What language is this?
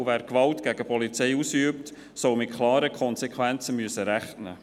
Swiss German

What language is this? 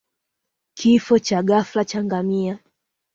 Swahili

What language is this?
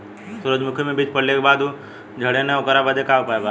Bhojpuri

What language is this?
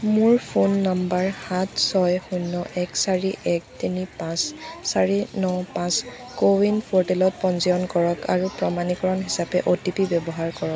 Assamese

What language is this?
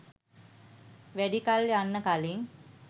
Sinhala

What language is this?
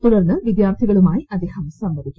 Malayalam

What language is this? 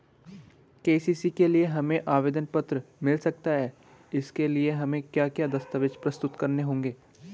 Hindi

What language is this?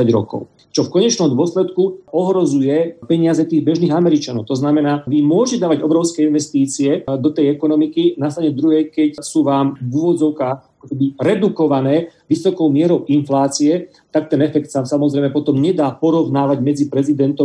Slovak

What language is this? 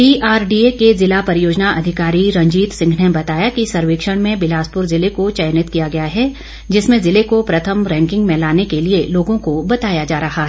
Hindi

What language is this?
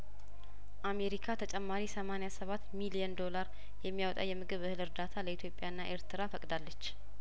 Amharic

